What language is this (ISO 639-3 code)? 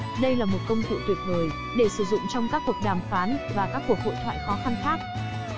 vie